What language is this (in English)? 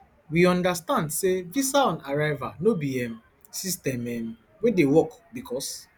Nigerian Pidgin